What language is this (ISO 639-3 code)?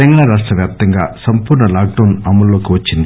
tel